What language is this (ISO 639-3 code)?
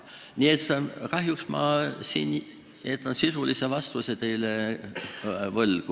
est